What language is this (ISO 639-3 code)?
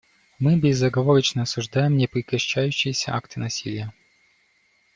rus